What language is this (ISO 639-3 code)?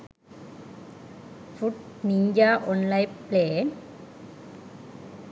sin